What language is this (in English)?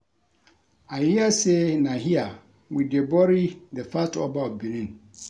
Nigerian Pidgin